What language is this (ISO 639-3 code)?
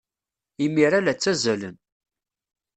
kab